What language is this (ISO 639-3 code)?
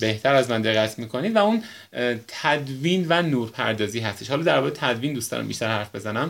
fas